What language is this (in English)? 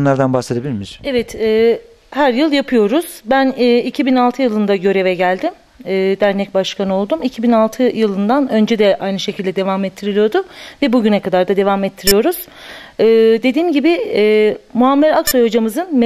Turkish